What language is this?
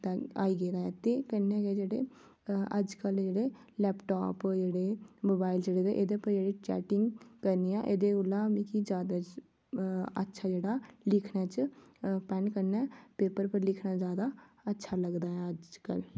Dogri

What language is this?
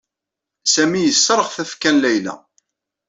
Kabyle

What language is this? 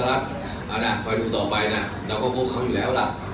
Thai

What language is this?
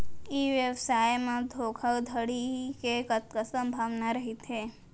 Chhattisgarhi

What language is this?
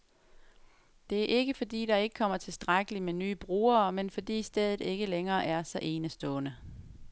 Danish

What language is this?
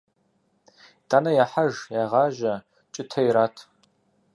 Kabardian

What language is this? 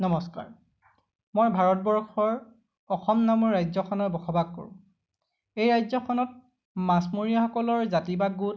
Assamese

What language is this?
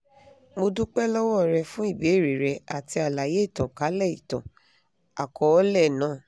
Yoruba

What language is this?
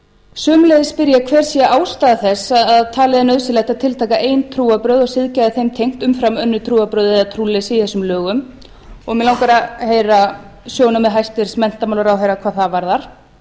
Icelandic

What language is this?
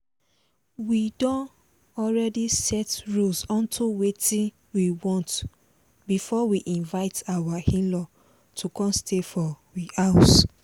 Nigerian Pidgin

